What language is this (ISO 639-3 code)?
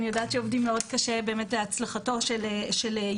heb